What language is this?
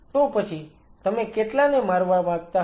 Gujarati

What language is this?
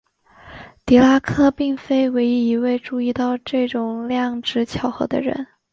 Chinese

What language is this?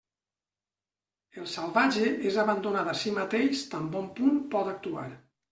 Catalan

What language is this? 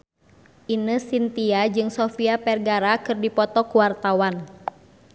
Sundanese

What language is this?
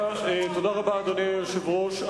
Hebrew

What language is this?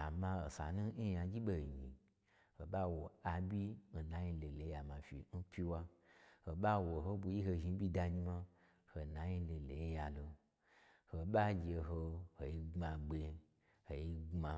Gbagyi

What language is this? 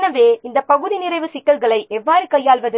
Tamil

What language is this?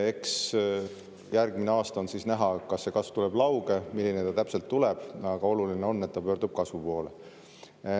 Estonian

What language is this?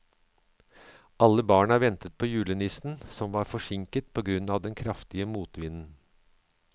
Norwegian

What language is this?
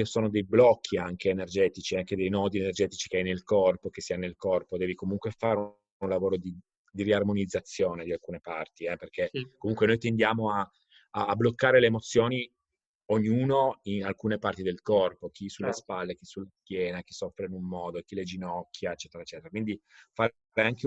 Italian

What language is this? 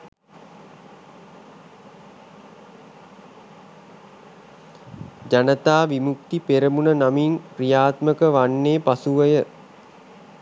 Sinhala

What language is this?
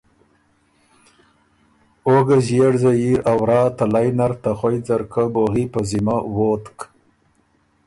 Ormuri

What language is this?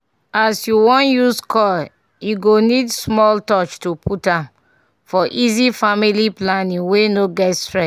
Nigerian Pidgin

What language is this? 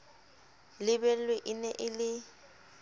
Southern Sotho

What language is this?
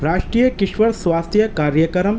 Urdu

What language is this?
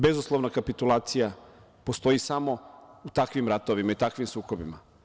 Serbian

